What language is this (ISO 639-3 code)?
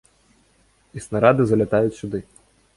bel